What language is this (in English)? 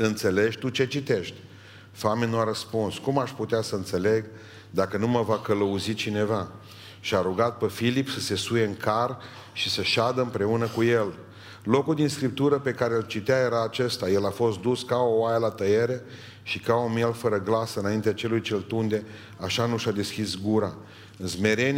Romanian